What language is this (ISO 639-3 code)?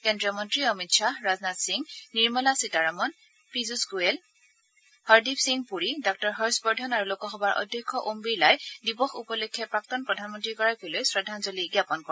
asm